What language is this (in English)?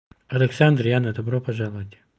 Russian